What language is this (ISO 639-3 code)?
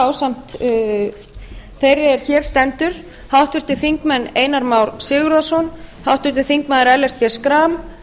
isl